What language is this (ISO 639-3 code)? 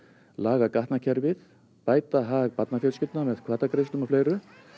isl